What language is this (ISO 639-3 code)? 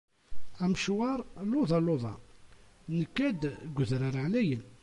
kab